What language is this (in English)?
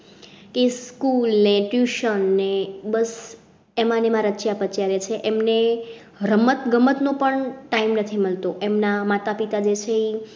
Gujarati